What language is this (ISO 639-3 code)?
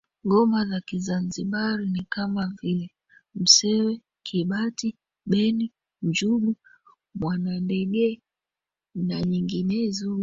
swa